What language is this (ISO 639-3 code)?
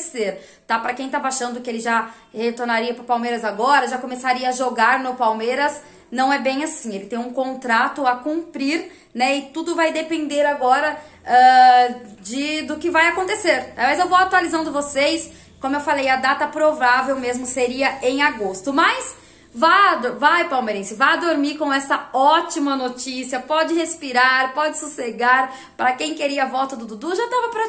por